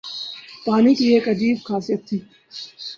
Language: Urdu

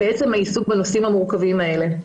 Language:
Hebrew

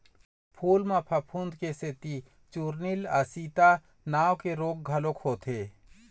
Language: Chhattisgarhi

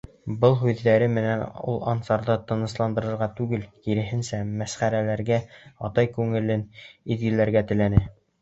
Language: Bashkir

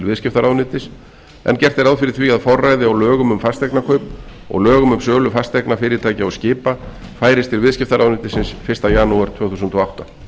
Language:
Icelandic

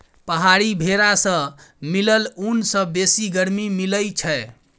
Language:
Maithili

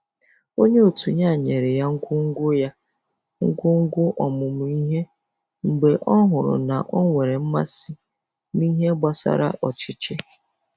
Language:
Igbo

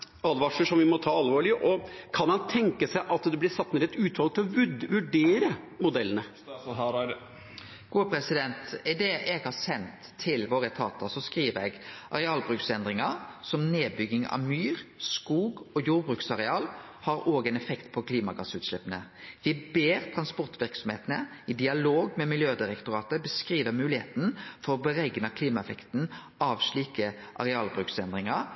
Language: Norwegian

